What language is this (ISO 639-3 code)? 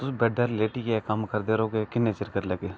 doi